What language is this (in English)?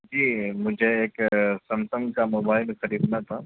Urdu